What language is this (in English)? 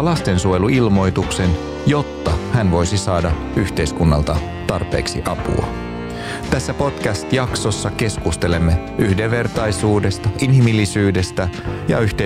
Finnish